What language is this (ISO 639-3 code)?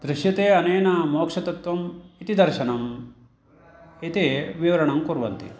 san